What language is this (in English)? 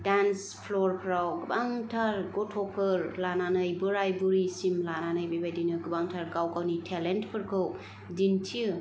Bodo